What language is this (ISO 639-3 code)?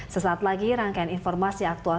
ind